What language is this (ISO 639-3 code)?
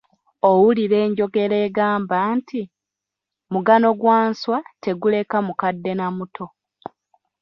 lug